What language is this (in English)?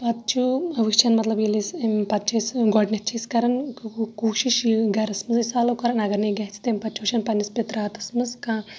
Kashmiri